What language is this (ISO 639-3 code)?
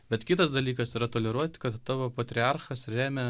lit